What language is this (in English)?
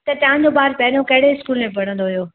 Sindhi